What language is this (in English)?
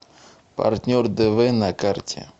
Russian